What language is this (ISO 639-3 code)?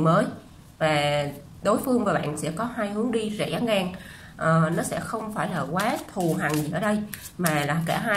vie